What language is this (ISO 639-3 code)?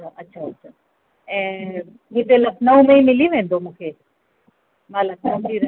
snd